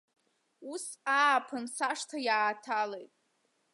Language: Abkhazian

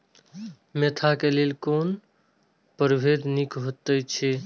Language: Maithili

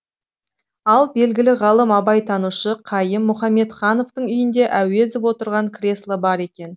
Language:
Kazakh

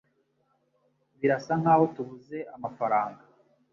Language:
Kinyarwanda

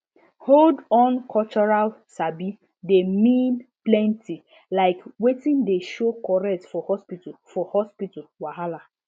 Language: Nigerian Pidgin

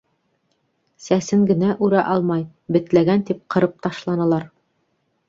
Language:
Bashkir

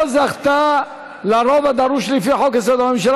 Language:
Hebrew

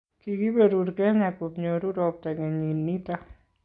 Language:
Kalenjin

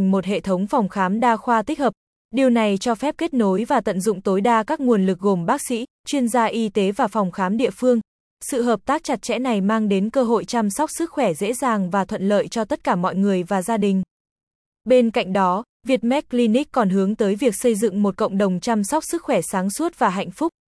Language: Vietnamese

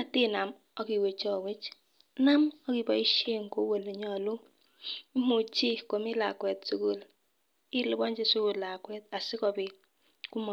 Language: Kalenjin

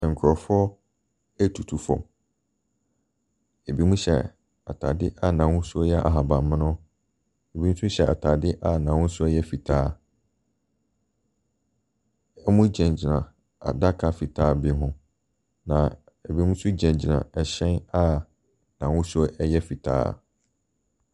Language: Akan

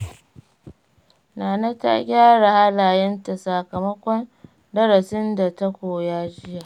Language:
Hausa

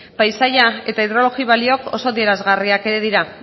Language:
Basque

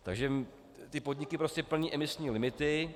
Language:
Czech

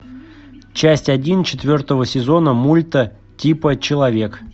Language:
Russian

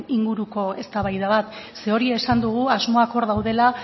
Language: Basque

